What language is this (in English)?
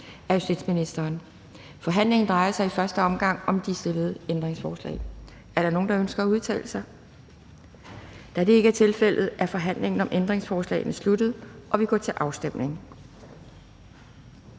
Danish